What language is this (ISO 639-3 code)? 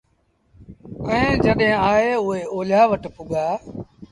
sbn